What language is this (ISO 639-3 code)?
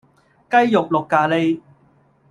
yue